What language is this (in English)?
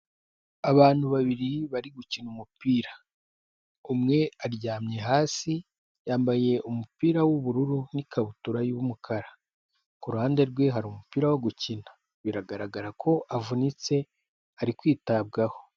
Kinyarwanda